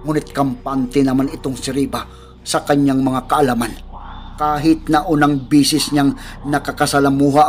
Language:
Filipino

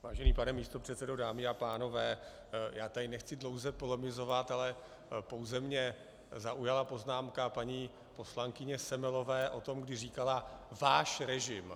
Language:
Czech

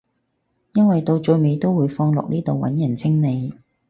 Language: Cantonese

